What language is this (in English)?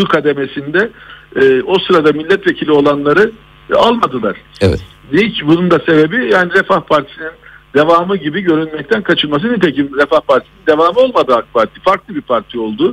Turkish